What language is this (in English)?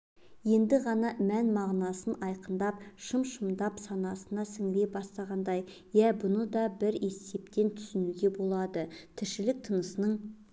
Kazakh